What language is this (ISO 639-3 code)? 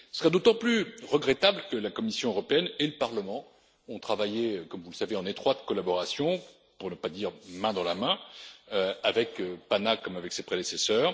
fra